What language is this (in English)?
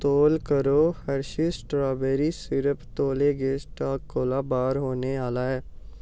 Dogri